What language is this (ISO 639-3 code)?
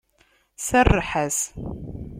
kab